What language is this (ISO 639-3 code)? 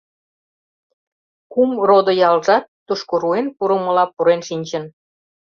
chm